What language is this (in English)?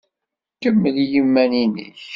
Kabyle